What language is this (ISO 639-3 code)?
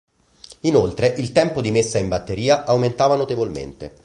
ita